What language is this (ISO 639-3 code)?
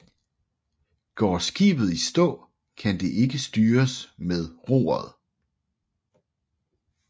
dan